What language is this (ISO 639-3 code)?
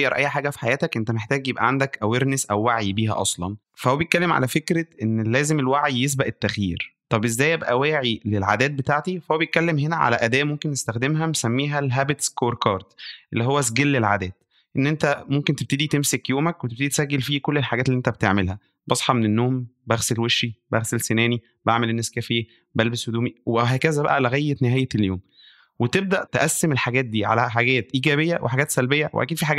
ara